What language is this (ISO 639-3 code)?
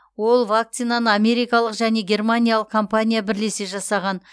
kaz